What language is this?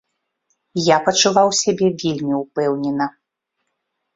Belarusian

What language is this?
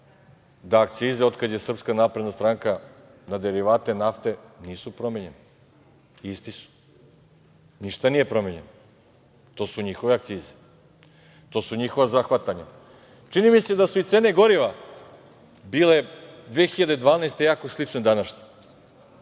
Serbian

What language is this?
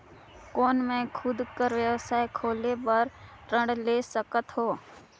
Chhattisgarhi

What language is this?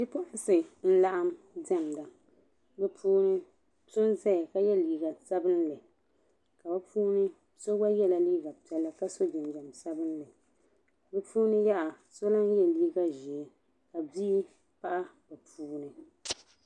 Dagbani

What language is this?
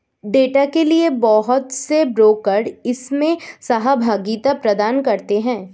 Hindi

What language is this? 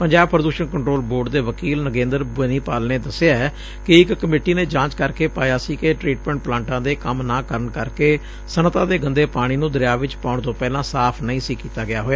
Punjabi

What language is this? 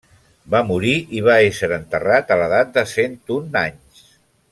Catalan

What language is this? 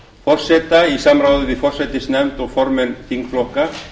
Icelandic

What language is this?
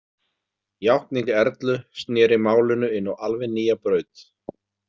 Icelandic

